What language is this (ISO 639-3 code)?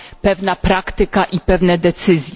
pol